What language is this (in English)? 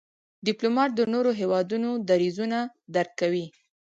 Pashto